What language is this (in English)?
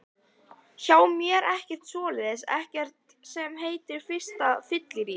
Icelandic